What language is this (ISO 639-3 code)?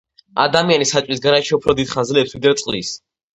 kat